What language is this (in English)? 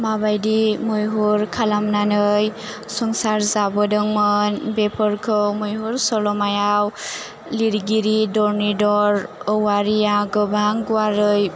Bodo